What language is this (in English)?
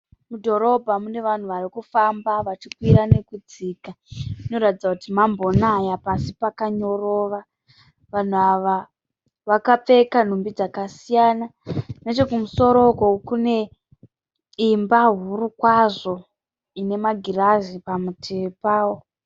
Shona